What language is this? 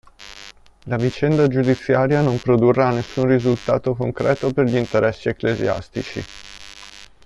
Italian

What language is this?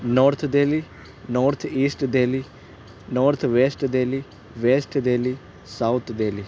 Urdu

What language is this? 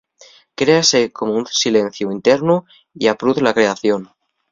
Asturian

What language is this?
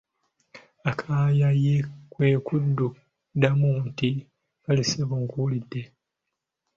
Ganda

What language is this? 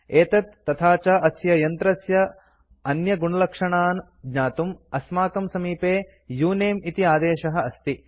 Sanskrit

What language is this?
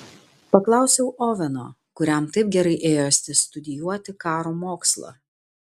Lithuanian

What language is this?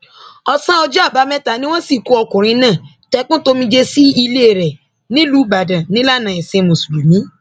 Yoruba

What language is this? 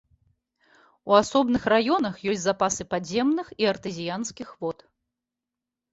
Belarusian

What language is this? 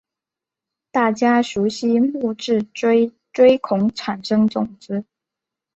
Chinese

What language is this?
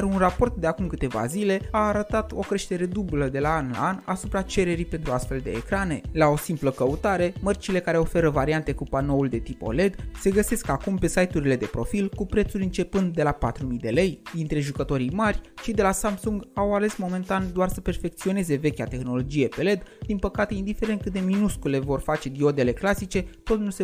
Romanian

